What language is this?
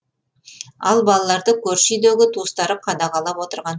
Kazakh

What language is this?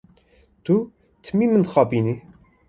Kurdish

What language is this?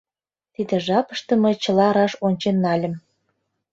Mari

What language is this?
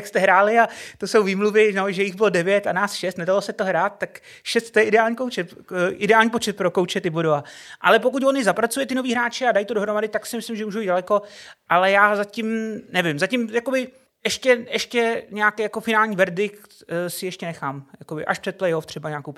Czech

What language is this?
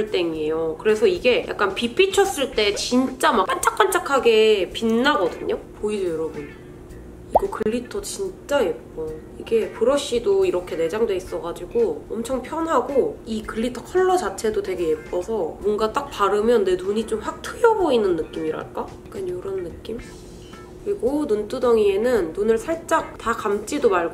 Korean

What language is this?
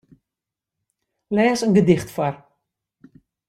Western Frisian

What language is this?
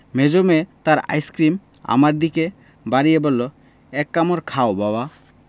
Bangla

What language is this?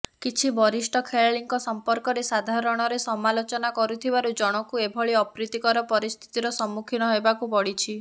Odia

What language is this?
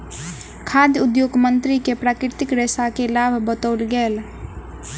Maithili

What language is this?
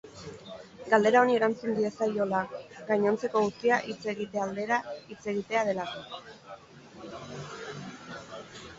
Basque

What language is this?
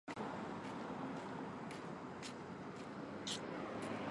Chinese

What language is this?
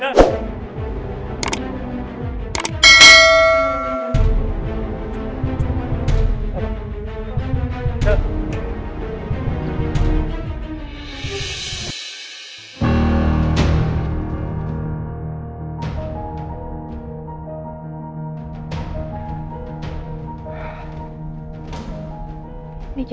Indonesian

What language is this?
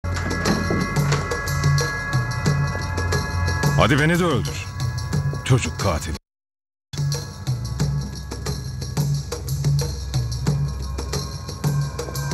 Turkish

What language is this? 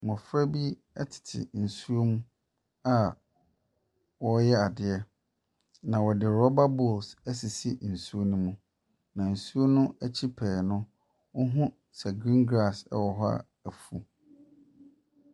Akan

